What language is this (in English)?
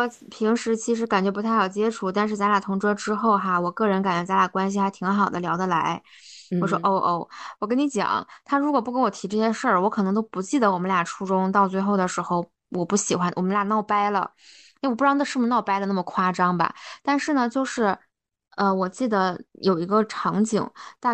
Chinese